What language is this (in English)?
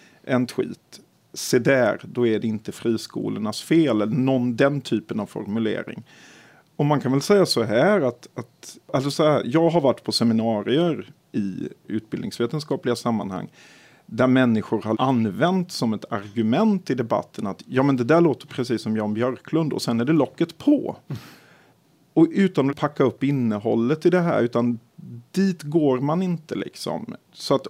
Swedish